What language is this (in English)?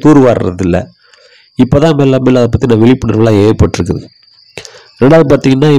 Tamil